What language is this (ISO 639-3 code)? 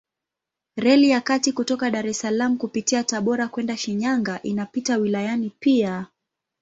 swa